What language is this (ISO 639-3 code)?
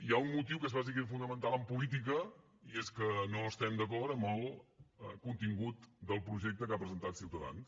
cat